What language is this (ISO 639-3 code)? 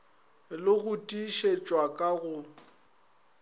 nso